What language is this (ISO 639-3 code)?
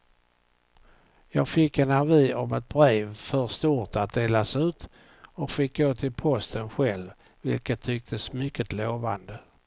swe